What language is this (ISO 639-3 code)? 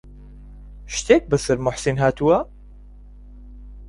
ckb